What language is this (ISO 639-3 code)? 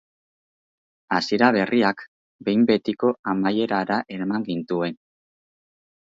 eus